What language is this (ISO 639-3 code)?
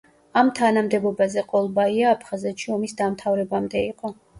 kat